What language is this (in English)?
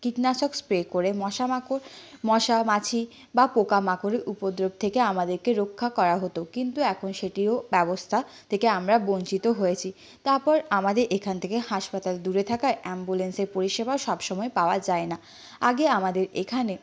Bangla